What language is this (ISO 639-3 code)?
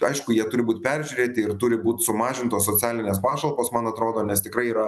lit